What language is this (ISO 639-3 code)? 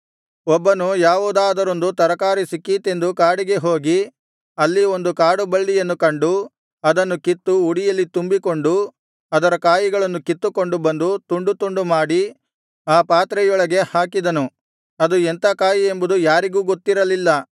kan